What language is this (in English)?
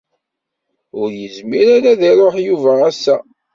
Kabyle